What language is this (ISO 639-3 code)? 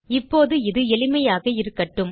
tam